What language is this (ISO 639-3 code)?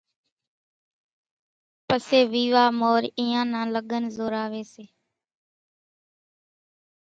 gjk